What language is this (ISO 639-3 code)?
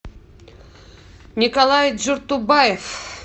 rus